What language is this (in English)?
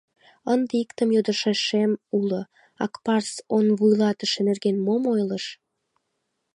Mari